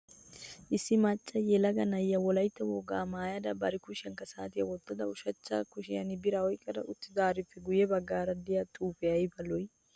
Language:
Wolaytta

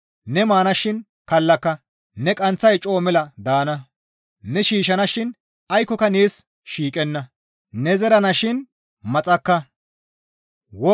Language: Gamo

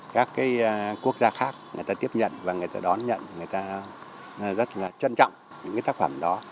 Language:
Vietnamese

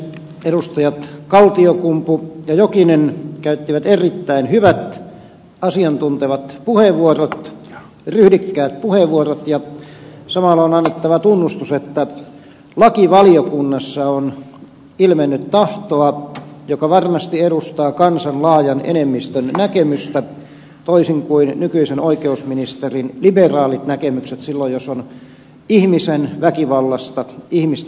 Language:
Finnish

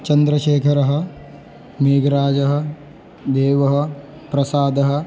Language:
Sanskrit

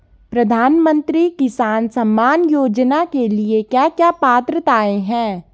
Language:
Hindi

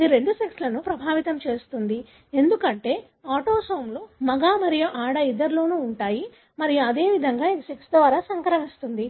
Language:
Telugu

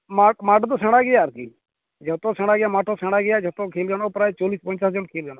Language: Santali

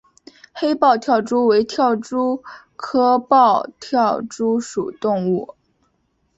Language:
Chinese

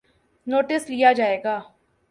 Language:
Urdu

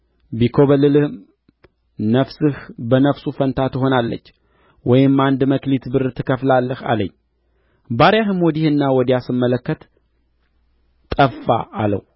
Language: Amharic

